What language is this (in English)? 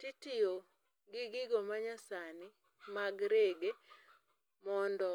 Luo (Kenya and Tanzania)